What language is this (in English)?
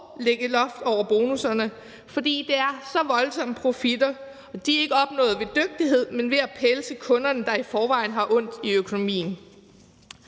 Danish